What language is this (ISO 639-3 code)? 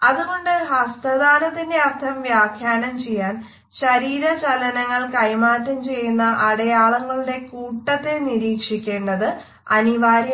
mal